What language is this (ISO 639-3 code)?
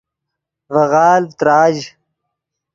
ydg